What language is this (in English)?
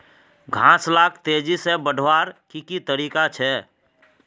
Magahi